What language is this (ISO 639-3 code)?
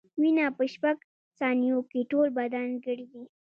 pus